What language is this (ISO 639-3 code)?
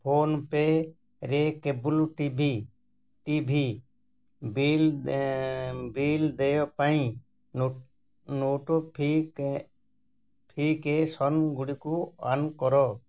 ori